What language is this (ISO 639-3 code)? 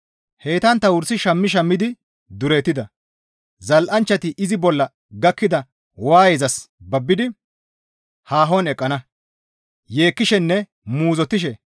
gmv